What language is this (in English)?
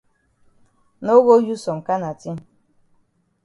Cameroon Pidgin